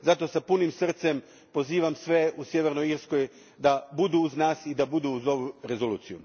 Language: Croatian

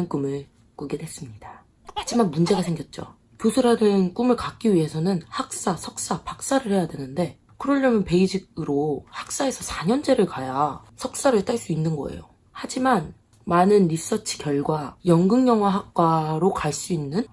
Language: Korean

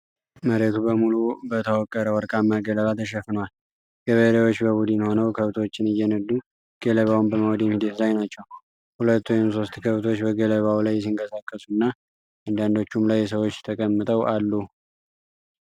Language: Amharic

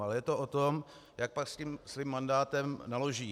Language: Czech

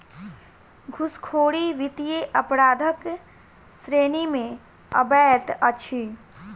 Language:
Maithili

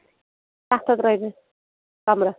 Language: Kashmiri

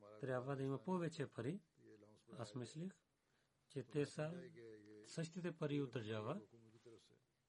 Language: Bulgarian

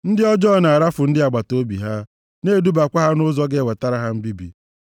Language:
Igbo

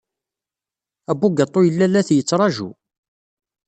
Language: Kabyle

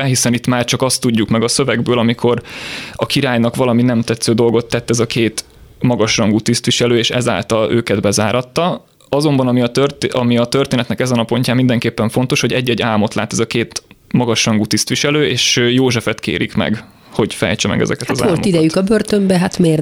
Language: Hungarian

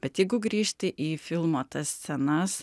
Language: Lithuanian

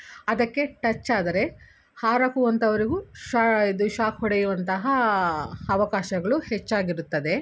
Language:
Kannada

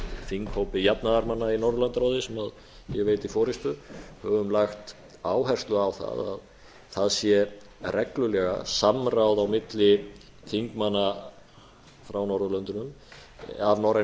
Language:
Icelandic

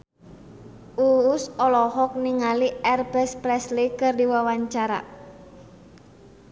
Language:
Sundanese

